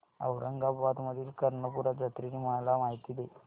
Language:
Marathi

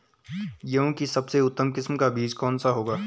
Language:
Hindi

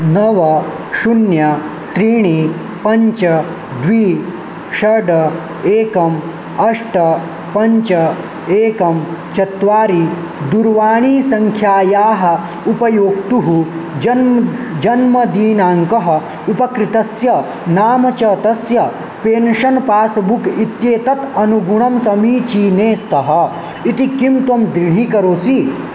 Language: Sanskrit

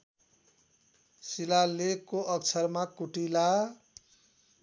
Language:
Nepali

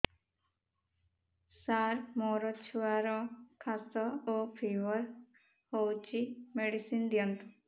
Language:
Odia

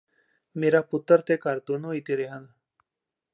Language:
Punjabi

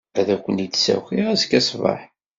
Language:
Kabyle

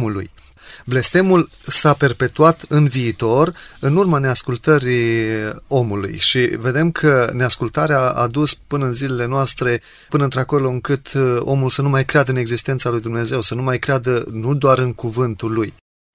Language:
Romanian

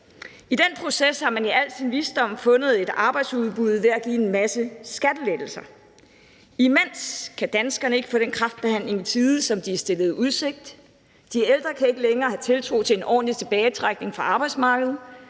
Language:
Danish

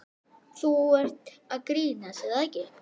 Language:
Icelandic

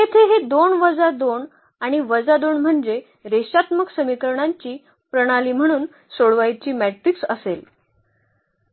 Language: Marathi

